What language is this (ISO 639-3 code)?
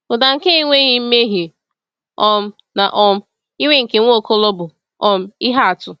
ibo